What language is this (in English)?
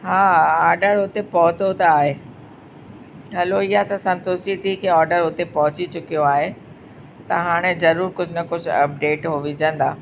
Sindhi